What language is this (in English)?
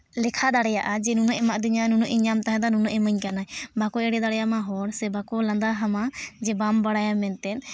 Santali